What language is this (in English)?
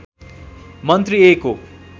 Nepali